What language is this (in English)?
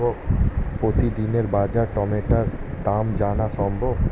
Bangla